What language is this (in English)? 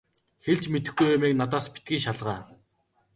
Mongolian